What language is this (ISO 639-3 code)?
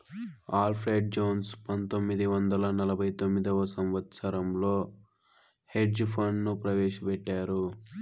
tel